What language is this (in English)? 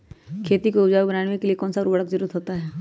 Magahi